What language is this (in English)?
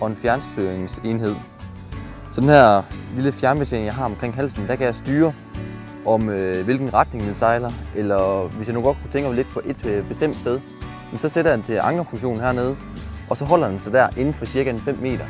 Danish